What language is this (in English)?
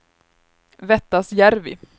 Swedish